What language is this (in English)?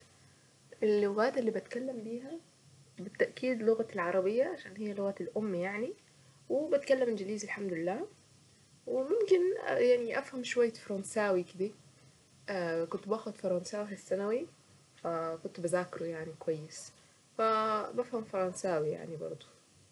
Saidi Arabic